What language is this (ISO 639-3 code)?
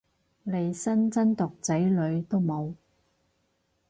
yue